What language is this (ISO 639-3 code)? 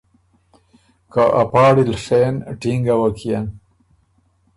oru